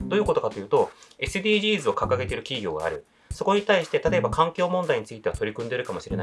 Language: Japanese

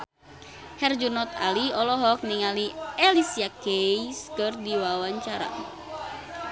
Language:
Sundanese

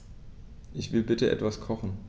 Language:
German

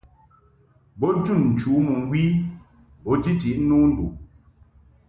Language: Mungaka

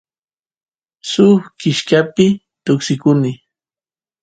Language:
Santiago del Estero Quichua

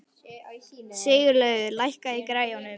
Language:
Icelandic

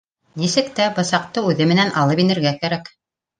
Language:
Bashkir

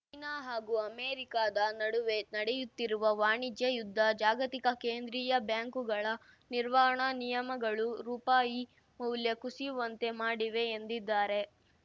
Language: Kannada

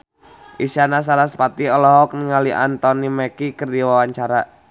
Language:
Sundanese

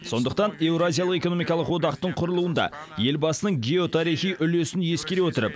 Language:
Kazakh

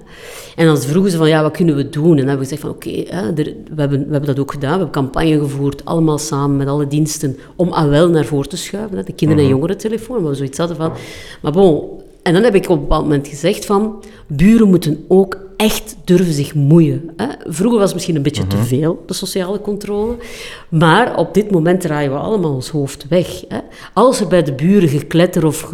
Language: Dutch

